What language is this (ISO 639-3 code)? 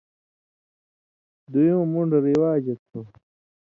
mvy